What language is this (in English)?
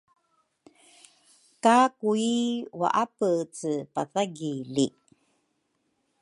Rukai